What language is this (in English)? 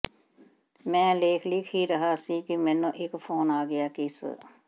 Punjabi